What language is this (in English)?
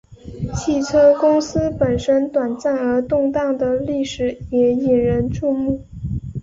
Chinese